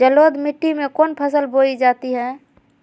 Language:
Magahi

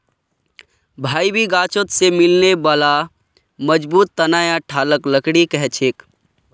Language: Magahi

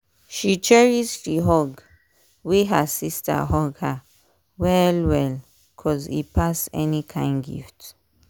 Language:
Nigerian Pidgin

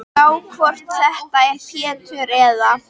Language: Icelandic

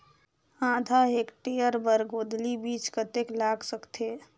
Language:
Chhattisgarhi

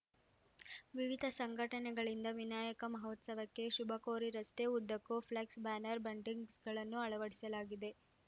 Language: Kannada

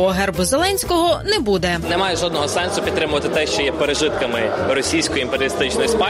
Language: Ukrainian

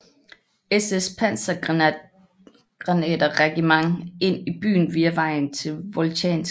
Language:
Danish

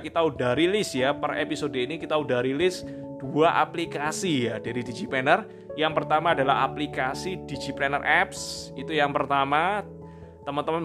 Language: Indonesian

